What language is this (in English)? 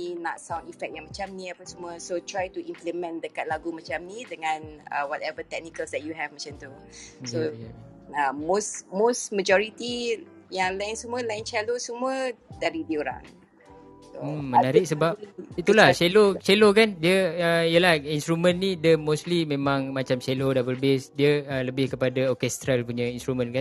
Malay